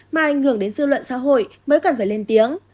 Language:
Vietnamese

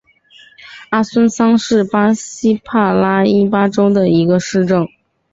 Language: Chinese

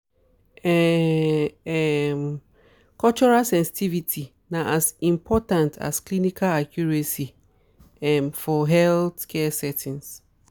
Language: Nigerian Pidgin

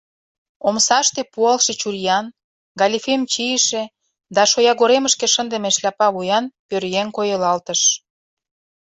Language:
Mari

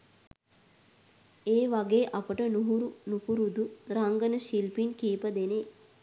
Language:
Sinhala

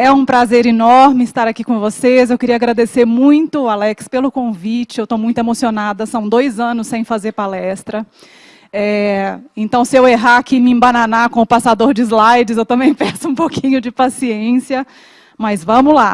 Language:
Portuguese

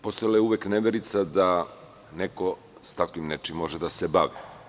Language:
Serbian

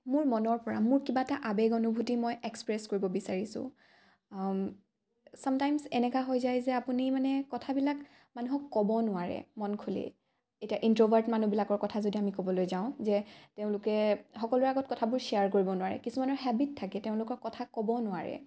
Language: Assamese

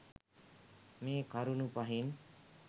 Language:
Sinhala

